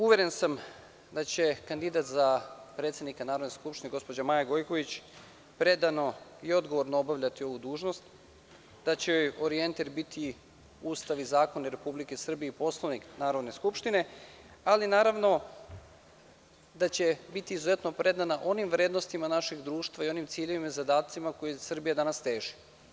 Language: Serbian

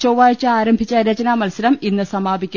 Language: Malayalam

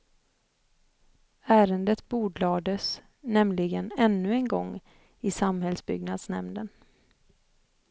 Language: Swedish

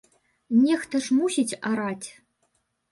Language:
Belarusian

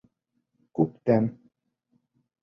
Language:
Bashkir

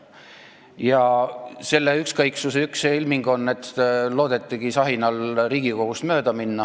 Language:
Estonian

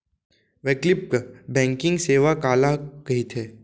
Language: Chhattisgarhi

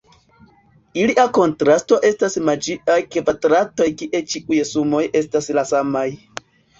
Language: Esperanto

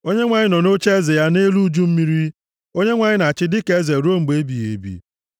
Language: Igbo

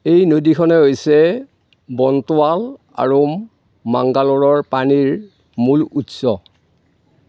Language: Assamese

